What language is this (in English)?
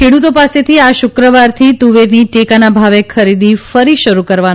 Gujarati